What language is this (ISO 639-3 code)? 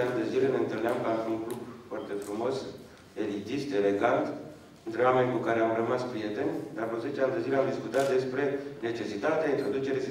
ron